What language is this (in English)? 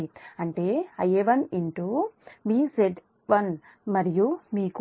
Telugu